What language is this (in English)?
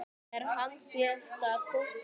Icelandic